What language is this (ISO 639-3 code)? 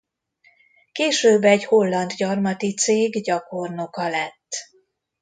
hun